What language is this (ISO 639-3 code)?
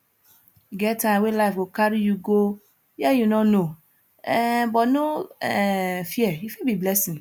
pcm